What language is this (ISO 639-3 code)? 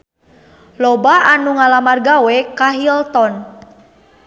sun